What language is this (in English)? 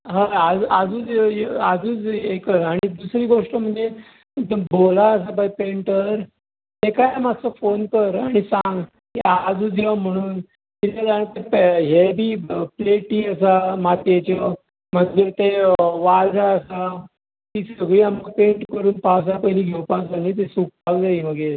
Konkani